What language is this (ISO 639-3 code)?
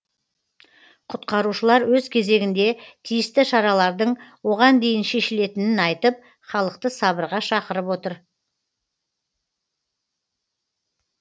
kaz